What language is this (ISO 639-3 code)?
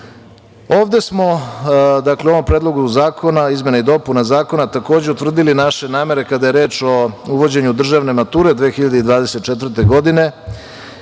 srp